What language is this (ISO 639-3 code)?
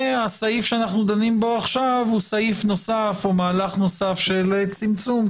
heb